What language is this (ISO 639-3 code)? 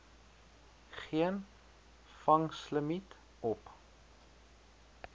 afr